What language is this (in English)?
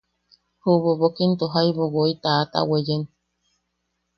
Yaqui